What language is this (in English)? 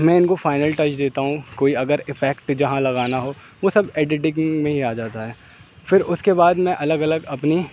Urdu